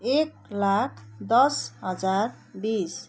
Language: Nepali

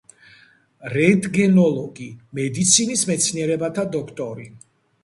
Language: Georgian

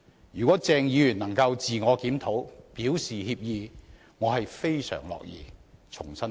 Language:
Cantonese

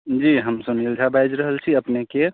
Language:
Maithili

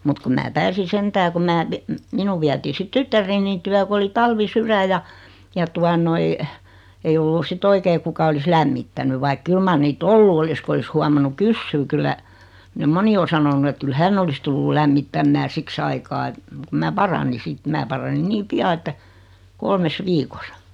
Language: Finnish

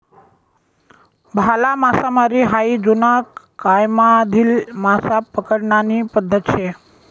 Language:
Marathi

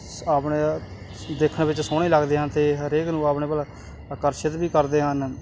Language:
Punjabi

